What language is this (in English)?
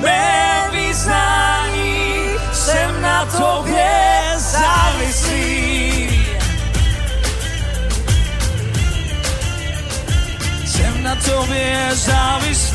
Czech